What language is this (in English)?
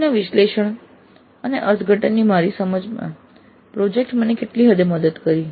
Gujarati